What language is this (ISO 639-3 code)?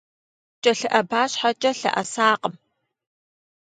kbd